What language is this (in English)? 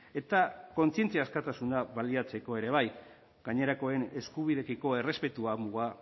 Basque